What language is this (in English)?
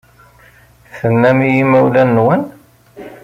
Kabyle